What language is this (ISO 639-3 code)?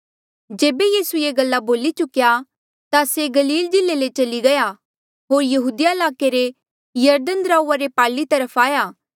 mjl